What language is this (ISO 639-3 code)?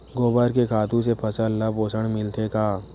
hne